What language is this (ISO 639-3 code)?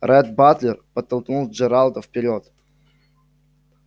rus